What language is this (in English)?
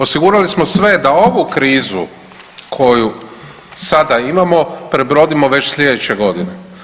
Croatian